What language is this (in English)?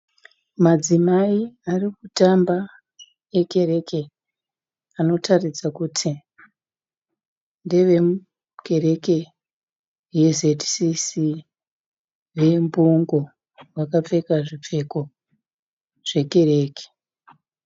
Shona